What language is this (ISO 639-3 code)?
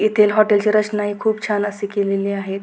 mar